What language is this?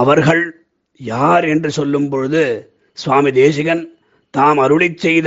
Tamil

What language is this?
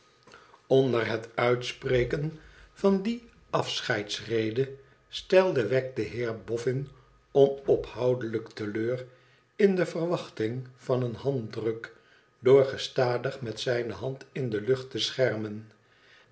Dutch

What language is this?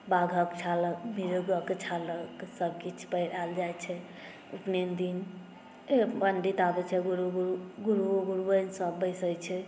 Maithili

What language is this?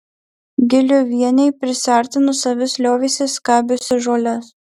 Lithuanian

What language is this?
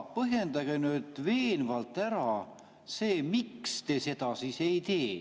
Estonian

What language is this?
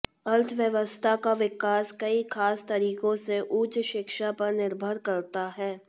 Hindi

